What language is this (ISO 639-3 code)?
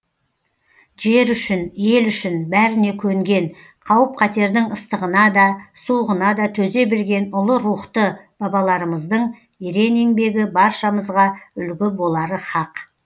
kaz